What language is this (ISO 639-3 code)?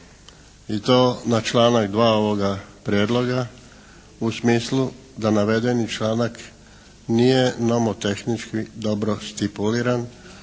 hrv